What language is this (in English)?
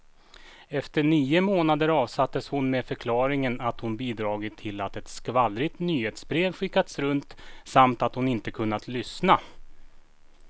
Swedish